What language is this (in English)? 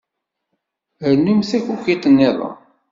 Kabyle